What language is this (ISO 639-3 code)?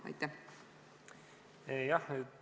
est